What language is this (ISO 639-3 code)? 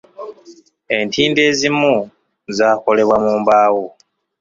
lug